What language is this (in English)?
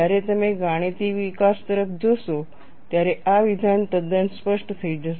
Gujarati